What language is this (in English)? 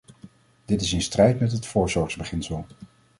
Dutch